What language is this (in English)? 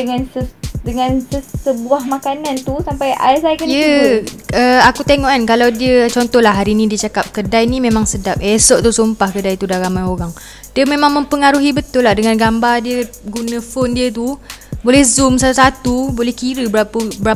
Malay